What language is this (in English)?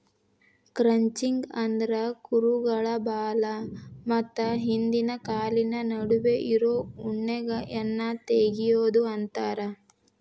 Kannada